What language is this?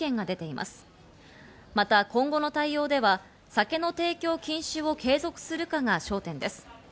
Japanese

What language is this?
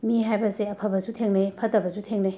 Manipuri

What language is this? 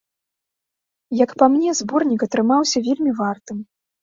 Belarusian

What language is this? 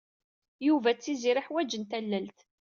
Kabyle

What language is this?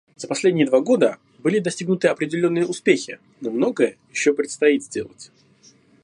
Russian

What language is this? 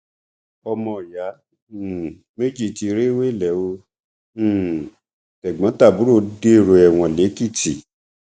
Yoruba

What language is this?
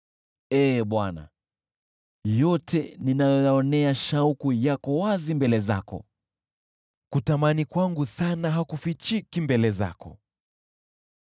Swahili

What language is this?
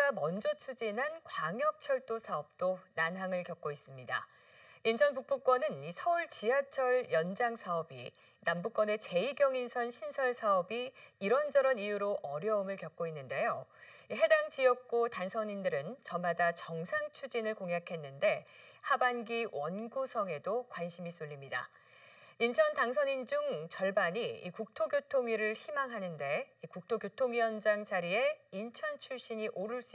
Korean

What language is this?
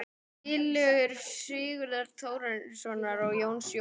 Icelandic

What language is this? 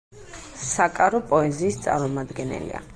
Georgian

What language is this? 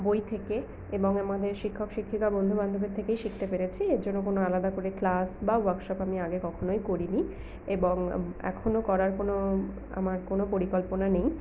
Bangla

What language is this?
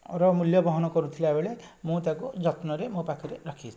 Odia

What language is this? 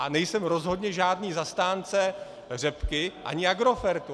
Czech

